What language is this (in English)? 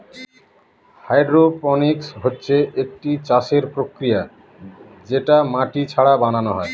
Bangla